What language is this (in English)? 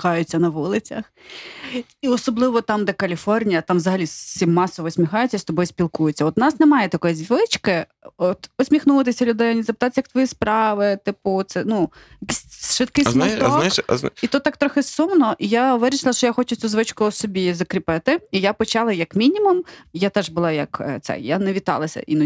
Ukrainian